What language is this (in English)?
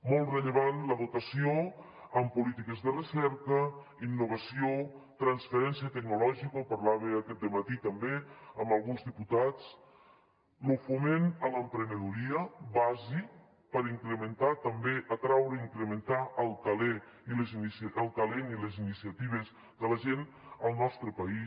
Catalan